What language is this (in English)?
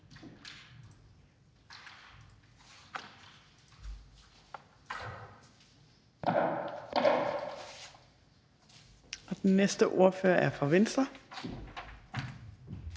Danish